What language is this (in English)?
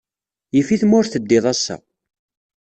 Kabyle